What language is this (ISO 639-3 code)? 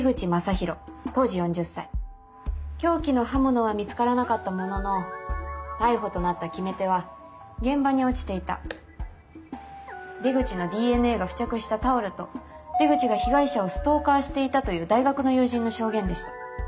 jpn